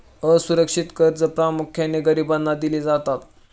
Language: Marathi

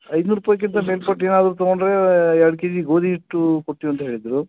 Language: Kannada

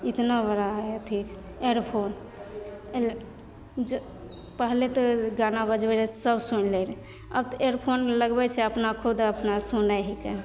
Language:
Maithili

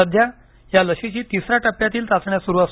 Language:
Marathi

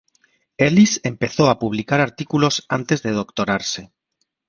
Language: Spanish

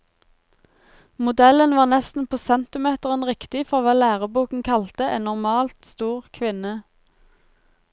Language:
Norwegian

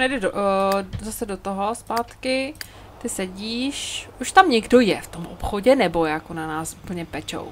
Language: Czech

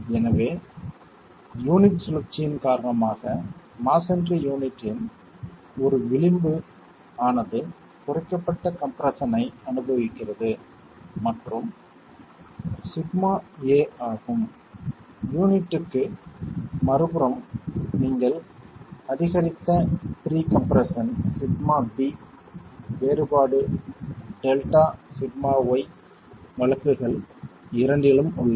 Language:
Tamil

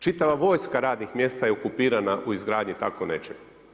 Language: Croatian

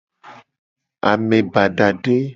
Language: Gen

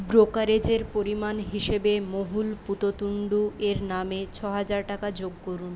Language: Bangla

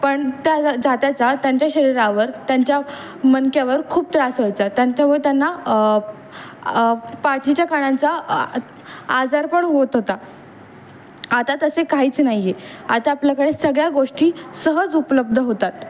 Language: Marathi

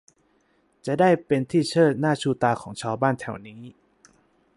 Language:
Thai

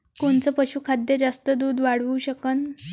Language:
Marathi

